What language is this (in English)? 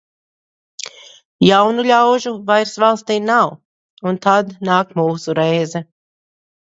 Latvian